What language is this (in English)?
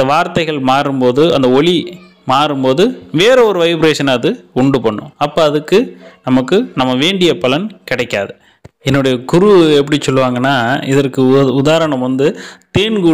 Vietnamese